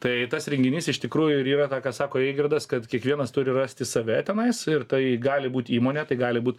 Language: Lithuanian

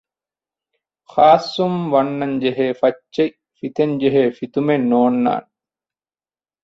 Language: Divehi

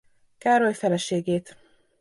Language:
Hungarian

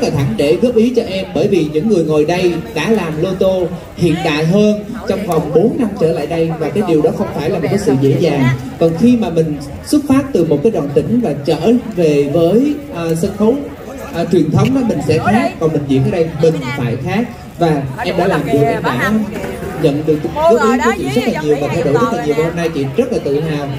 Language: Vietnamese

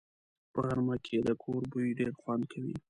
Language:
Pashto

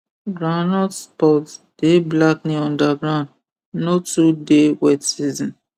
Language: Nigerian Pidgin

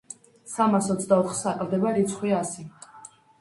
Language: Georgian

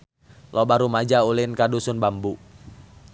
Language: Sundanese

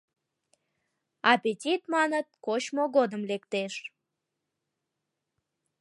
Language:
Mari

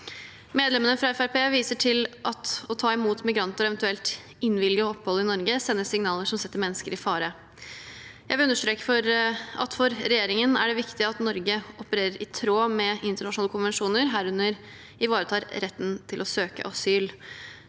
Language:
Norwegian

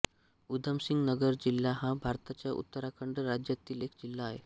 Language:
Marathi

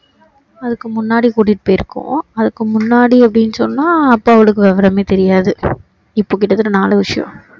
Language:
Tamil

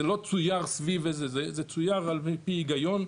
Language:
Hebrew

